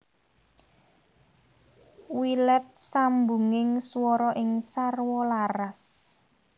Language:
Javanese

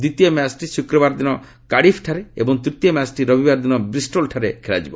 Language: Odia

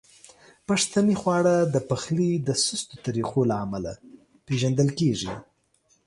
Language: Pashto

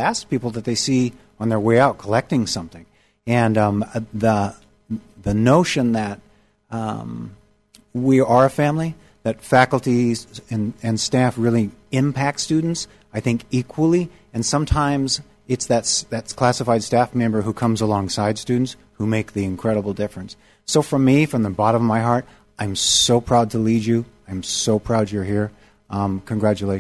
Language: English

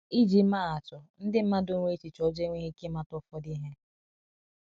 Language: Igbo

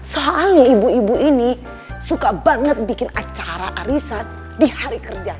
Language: Indonesian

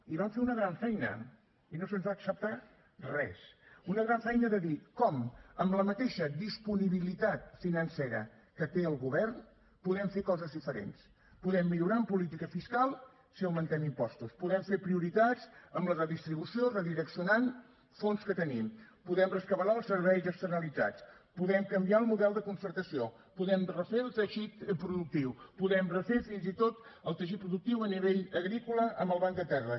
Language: Catalan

